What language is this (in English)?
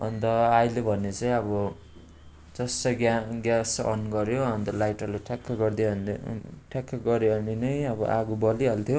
Nepali